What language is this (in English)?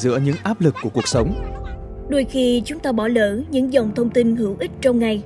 Vietnamese